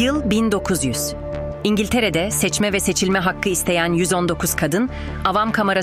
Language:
Turkish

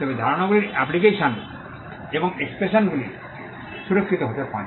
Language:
Bangla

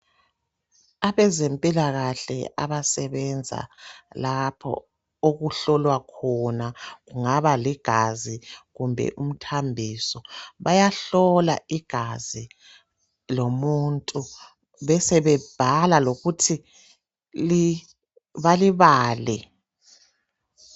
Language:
North Ndebele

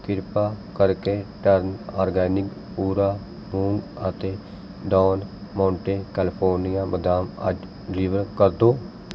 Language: Punjabi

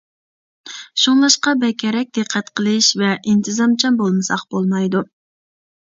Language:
Uyghur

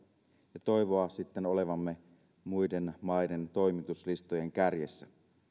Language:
Finnish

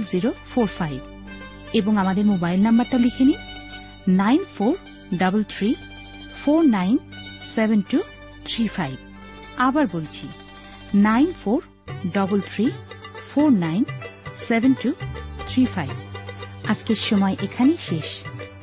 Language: Bangla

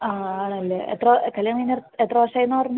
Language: Malayalam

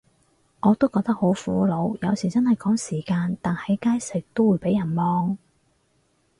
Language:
Cantonese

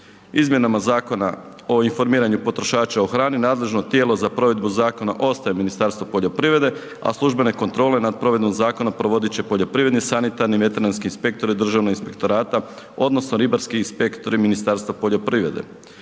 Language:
Croatian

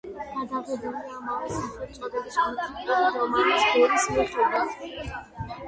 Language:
Georgian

